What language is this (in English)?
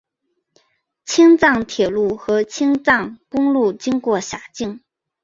Chinese